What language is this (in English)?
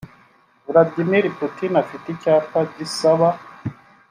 Kinyarwanda